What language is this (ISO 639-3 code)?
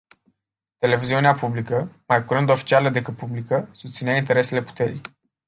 ron